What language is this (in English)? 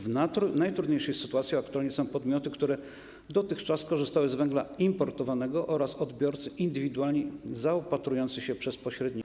Polish